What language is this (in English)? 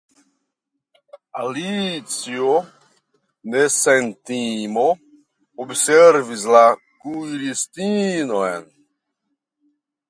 Esperanto